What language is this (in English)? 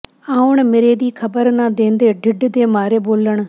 Punjabi